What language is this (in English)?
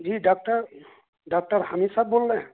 Urdu